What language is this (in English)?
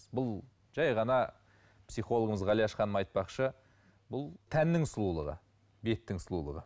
Kazakh